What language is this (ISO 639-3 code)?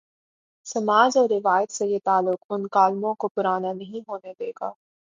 urd